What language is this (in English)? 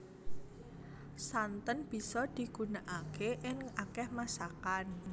Javanese